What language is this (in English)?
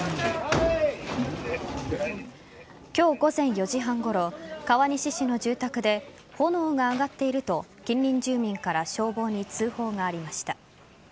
Japanese